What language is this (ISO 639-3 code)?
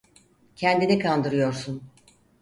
tur